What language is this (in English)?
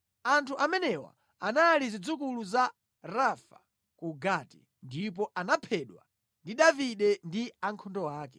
Nyanja